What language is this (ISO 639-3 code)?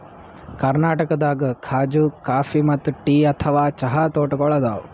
kan